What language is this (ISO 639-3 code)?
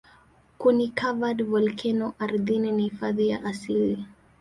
swa